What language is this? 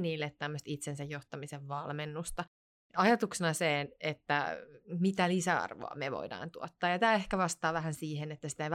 Finnish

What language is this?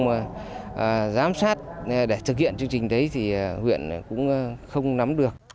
Vietnamese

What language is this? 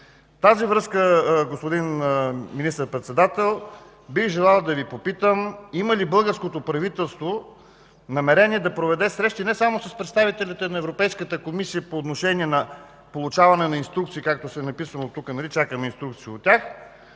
Bulgarian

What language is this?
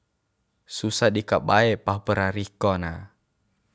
Bima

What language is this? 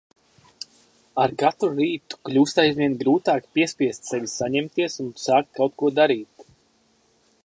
Latvian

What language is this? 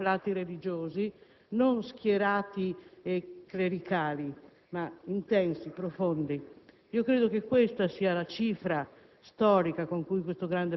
Italian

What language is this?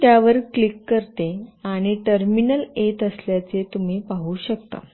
Marathi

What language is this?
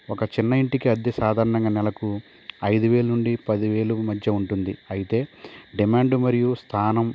Telugu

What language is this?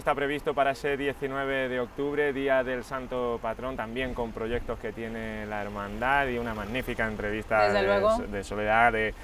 Spanish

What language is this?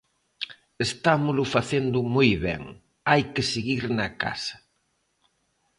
Galician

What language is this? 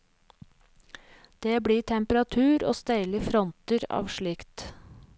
Norwegian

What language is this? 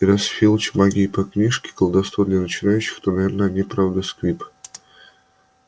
Russian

